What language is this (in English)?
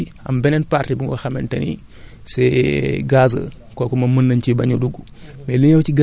Wolof